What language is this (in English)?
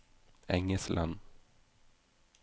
Norwegian